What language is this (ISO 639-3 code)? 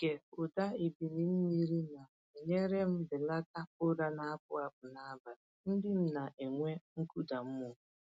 ibo